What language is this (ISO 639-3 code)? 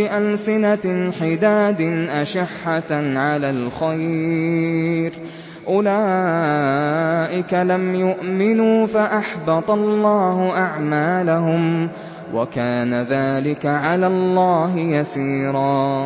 ara